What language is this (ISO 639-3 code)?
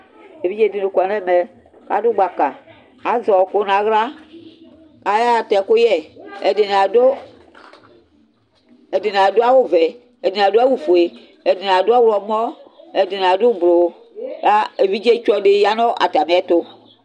kpo